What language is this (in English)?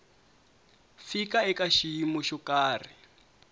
Tsonga